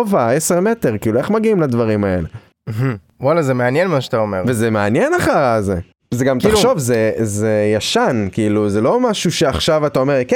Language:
Hebrew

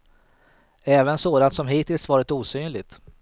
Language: Swedish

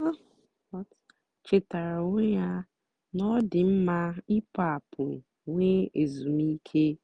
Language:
Igbo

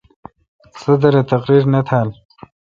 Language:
Kalkoti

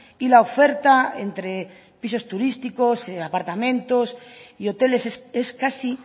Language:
Spanish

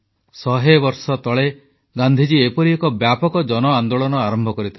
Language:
Odia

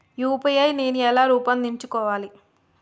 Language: Telugu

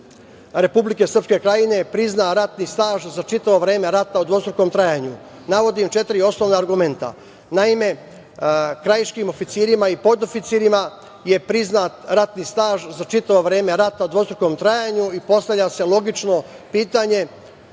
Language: Serbian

